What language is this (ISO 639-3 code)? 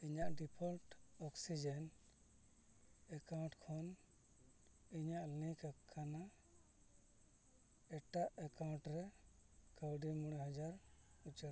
sat